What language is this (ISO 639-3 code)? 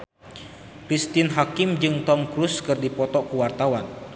sun